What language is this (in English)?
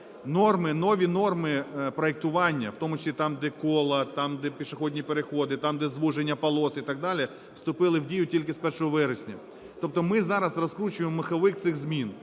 Ukrainian